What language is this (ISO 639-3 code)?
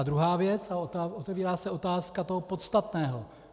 ces